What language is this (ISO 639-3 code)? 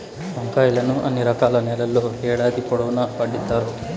tel